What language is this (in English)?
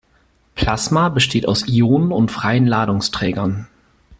German